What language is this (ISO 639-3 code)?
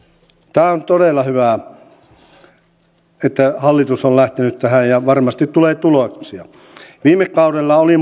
fin